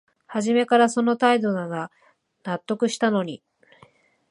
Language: Japanese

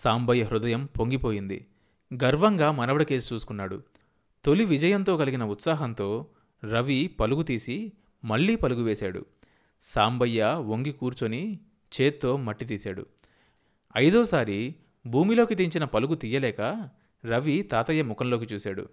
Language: Telugu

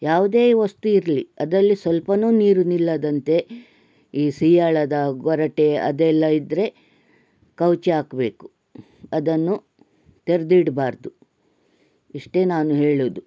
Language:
Kannada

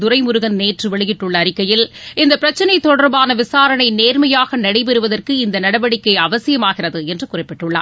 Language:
Tamil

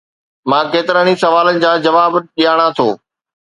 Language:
Sindhi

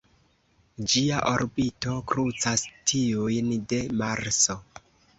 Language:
Esperanto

